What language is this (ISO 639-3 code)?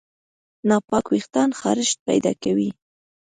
pus